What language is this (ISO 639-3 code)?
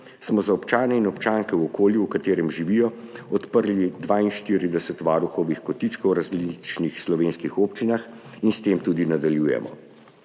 slv